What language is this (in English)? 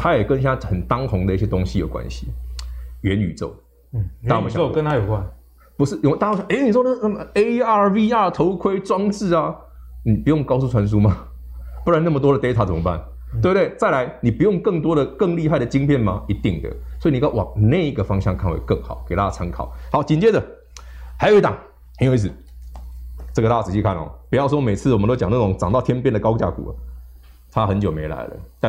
Chinese